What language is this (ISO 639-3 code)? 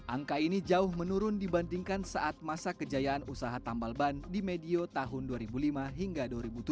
ind